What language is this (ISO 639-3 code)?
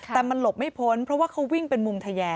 tha